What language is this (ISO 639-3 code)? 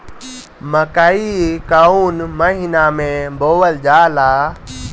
bho